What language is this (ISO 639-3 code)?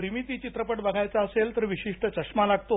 mar